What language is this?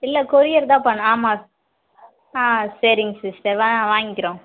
Tamil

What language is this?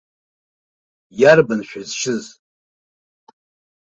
Abkhazian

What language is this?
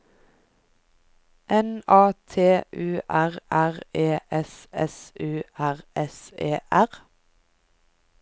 Norwegian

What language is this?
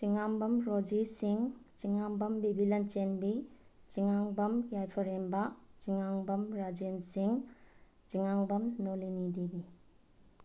Manipuri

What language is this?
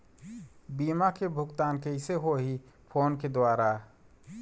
Chhattisgarhi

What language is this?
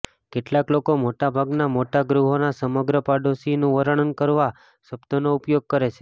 Gujarati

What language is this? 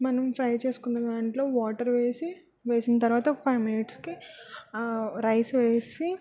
Telugu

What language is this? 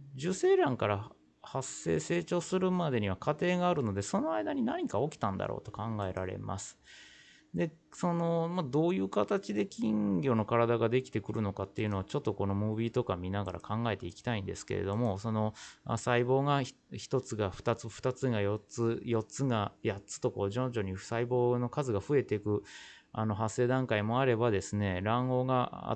Japanese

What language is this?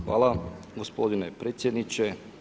Croatian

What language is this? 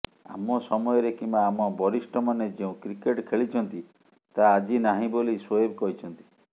Odia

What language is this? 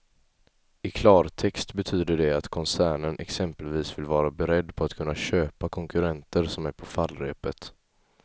Swedish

